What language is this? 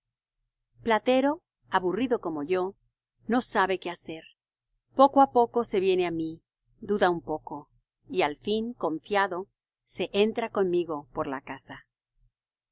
Spanish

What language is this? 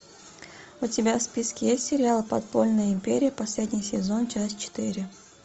Russian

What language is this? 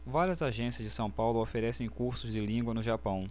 Portuguese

